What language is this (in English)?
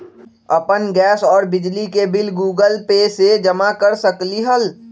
Magahi